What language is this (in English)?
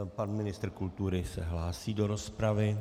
Czech